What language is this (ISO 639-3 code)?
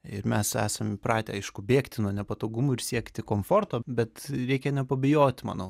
lit